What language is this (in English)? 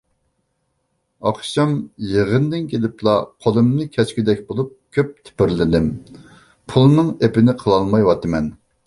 Uyghur